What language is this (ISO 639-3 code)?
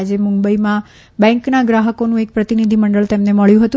guj